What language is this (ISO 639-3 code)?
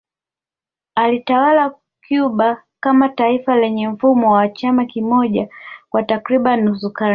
swa